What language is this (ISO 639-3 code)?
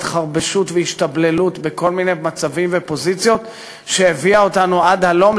heb